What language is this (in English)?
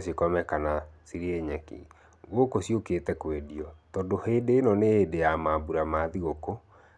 Kikuyu